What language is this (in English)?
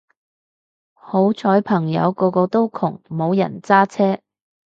Cantonese